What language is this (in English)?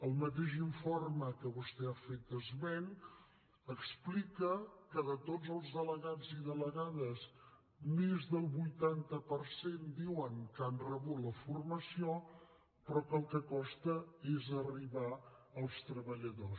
Catalan